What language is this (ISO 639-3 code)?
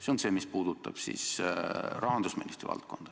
est